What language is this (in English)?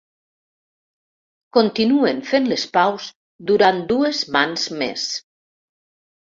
Catalan